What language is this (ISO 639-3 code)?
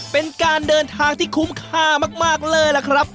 tha